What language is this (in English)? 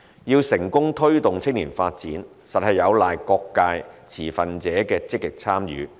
Cantonese